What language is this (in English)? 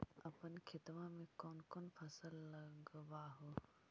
Magahi